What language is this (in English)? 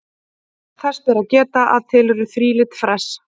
Icelandic